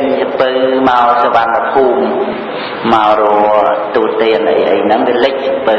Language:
Khmer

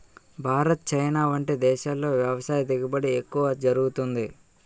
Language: Telugu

